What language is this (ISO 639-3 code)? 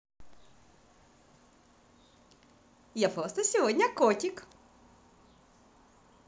rus